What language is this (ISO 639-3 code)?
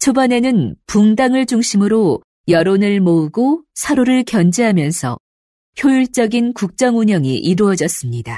kor